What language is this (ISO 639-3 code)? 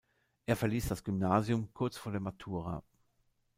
deu